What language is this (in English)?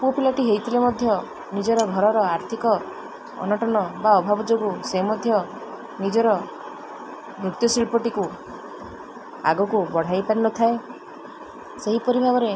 Odia